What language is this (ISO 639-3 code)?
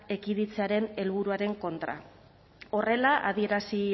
eus